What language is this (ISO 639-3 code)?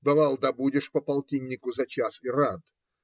rus